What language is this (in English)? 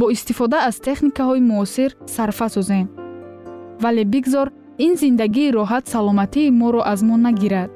Persian